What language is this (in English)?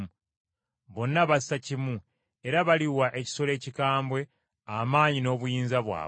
Ganda